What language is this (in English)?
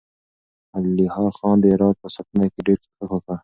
Pashto